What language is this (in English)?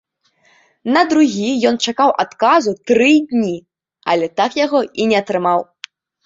Belarusian